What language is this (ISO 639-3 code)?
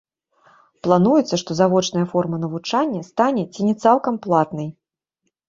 bel